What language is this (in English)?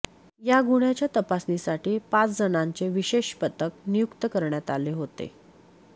Marathi